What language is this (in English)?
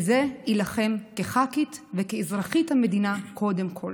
Hebrew